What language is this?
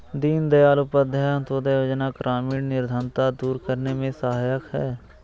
Hindi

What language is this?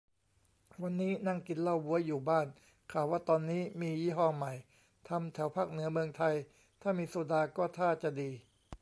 Thai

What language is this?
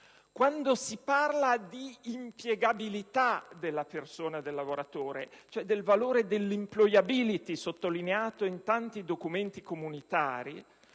Italian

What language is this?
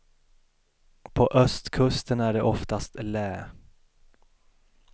Swedish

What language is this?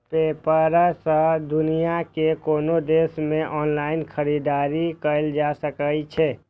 Maithili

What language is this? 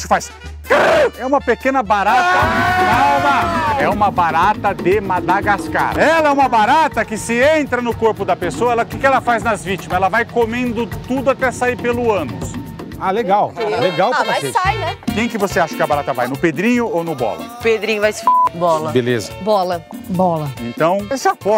Portuguese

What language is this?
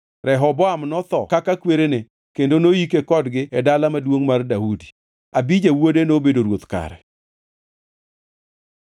Luo (Kenya and Tanzania)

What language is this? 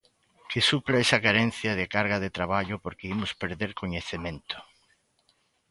Galician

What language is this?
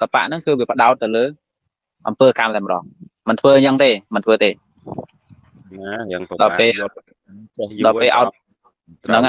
Vietnamese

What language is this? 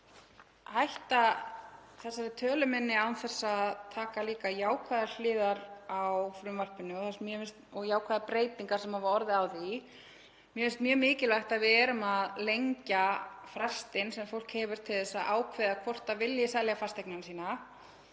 Icelandic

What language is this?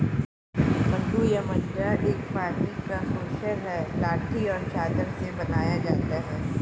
Hindi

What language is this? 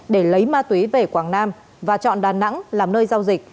Vietnamese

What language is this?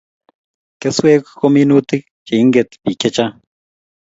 Kalenjin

